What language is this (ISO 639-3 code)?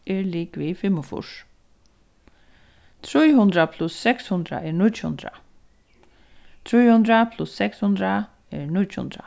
fao